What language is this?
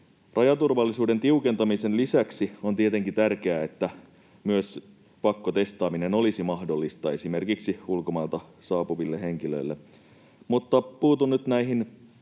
Finnish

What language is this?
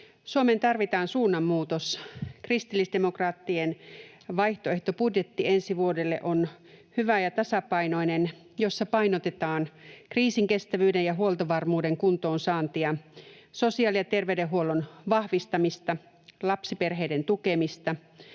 Finnish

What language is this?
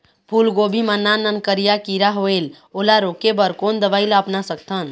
Chhattisgarhi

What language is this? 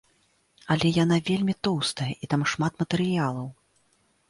Belarusian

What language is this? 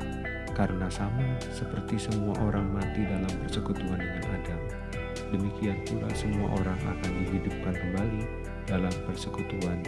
Indonesian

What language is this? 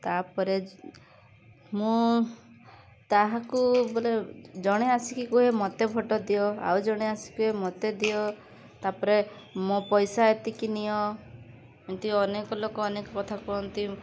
Odia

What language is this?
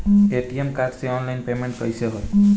Bhojpuri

